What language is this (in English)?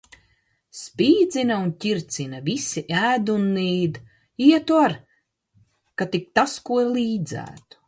Latvian